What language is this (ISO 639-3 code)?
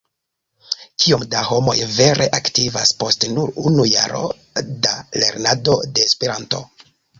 epo